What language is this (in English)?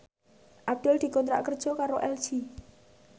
Javanese